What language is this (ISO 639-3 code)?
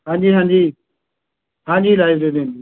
pan